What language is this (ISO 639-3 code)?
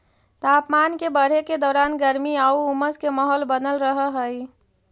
mag